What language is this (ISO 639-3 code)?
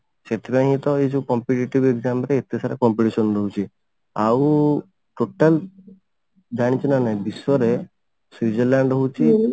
ori